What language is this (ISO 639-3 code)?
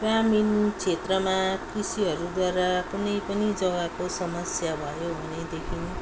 nep